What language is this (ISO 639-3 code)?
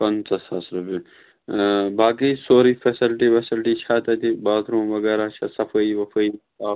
kas